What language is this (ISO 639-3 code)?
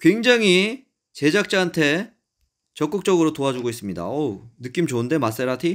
kor